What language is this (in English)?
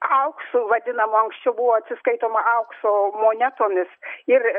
Lithuanian